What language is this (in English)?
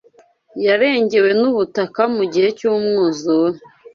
Kinyarwanda